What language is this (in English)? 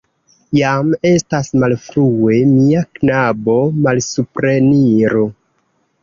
Esperanto